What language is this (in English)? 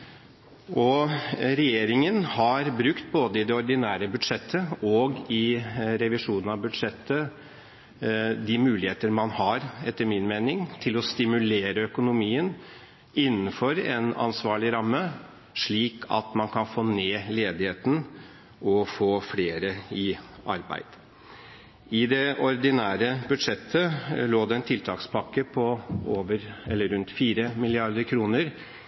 Norwegian Bokmål